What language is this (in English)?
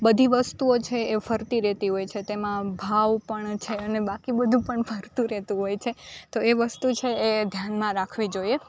Gujarati